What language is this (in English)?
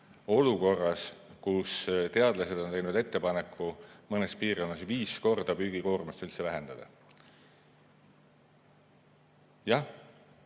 Estonian